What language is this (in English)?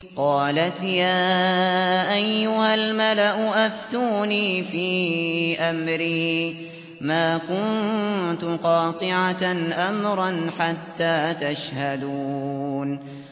Arabic